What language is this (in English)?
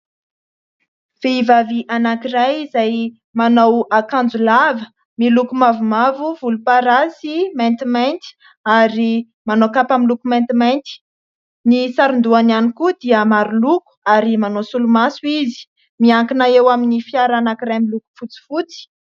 Malagasy